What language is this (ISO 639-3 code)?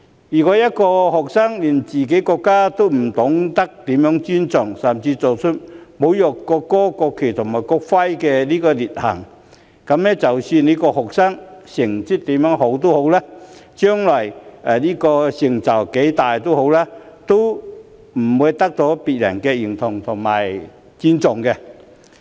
yue